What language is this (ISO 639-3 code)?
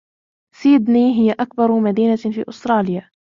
ara